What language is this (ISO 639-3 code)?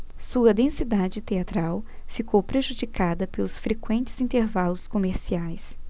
por